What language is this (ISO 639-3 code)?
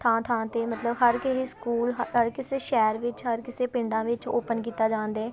pan